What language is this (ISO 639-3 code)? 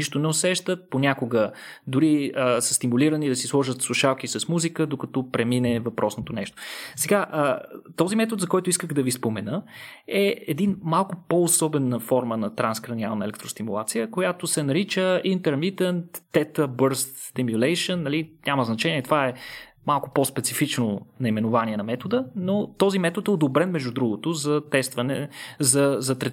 bul